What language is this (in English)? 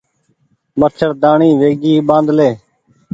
Goaria